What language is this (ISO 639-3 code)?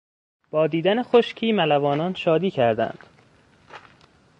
fas